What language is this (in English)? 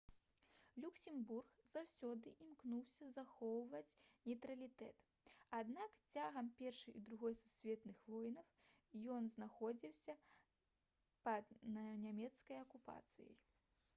Belarusian